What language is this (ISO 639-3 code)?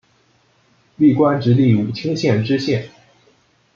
zho